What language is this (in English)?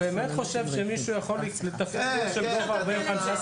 Hebrew